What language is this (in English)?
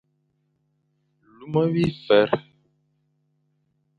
Fang